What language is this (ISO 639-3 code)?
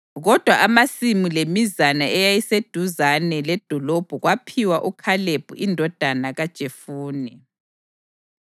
nde